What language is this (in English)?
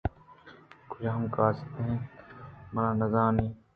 Eastern Balochi